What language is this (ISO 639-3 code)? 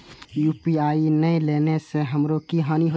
mai